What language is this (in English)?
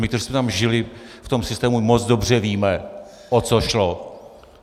Czech